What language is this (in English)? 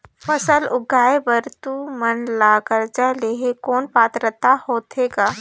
Chhattisgarhi